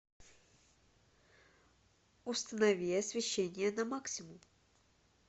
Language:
Russian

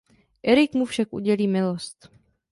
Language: Czech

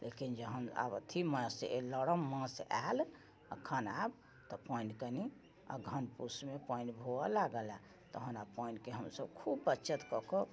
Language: Maithili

